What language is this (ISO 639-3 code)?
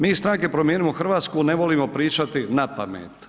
hrv